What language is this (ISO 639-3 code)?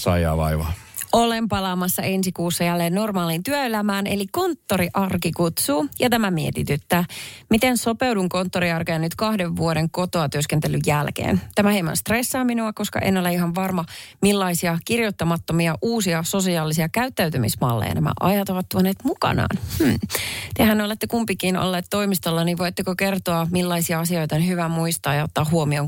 fin